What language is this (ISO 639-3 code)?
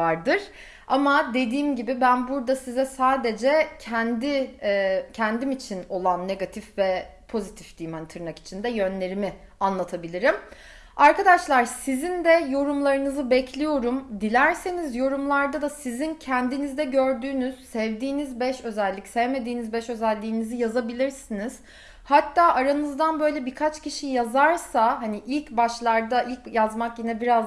tur